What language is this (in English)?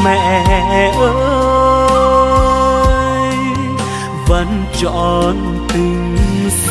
Vietnamese